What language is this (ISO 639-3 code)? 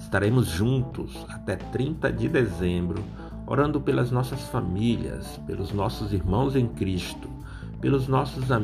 por